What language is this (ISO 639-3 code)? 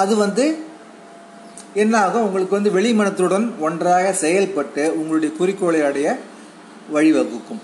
tam